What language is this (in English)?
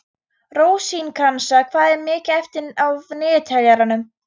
Icelandic